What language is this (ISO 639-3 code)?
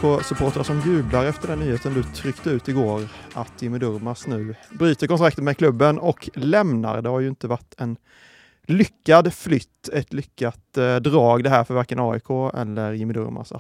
swe